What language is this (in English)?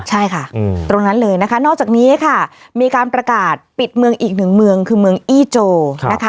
Thai